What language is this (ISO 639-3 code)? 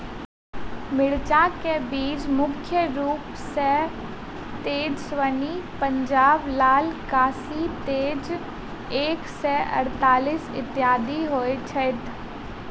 mai